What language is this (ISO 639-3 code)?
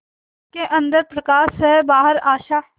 hin